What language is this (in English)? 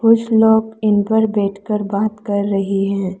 Hindi